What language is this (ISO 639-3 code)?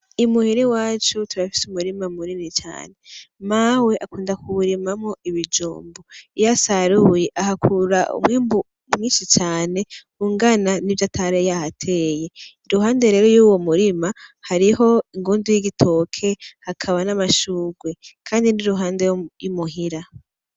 run